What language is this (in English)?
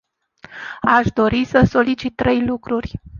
Romanian